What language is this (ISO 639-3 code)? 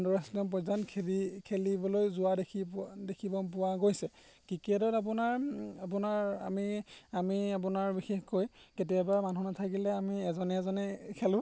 asm